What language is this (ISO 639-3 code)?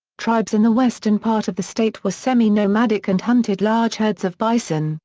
eng